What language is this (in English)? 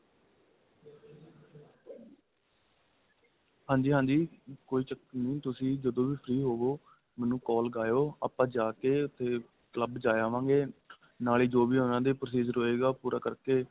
Punjabi